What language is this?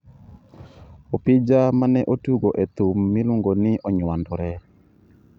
Luo (Kenya and Tanzania)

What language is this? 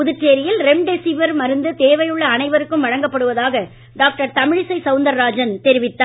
Tamil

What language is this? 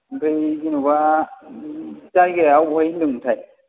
Bodo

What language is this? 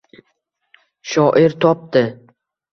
Uzbek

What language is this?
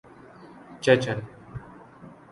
Urdu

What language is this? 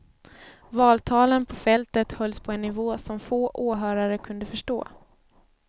Swedish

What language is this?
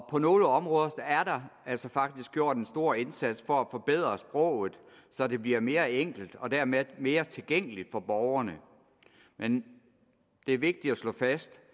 Danish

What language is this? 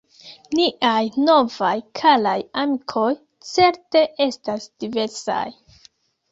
Esperanto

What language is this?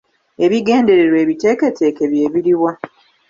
Ganda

